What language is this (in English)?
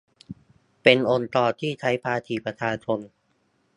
Thai